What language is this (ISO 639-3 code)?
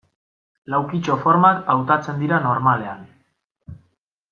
eus